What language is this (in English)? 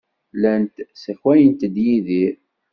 Kabyle